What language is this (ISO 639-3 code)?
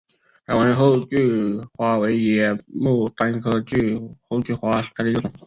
zho